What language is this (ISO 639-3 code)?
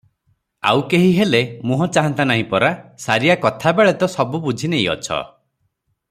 ori